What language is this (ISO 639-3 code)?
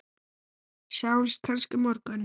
isl